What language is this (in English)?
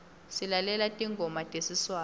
Swati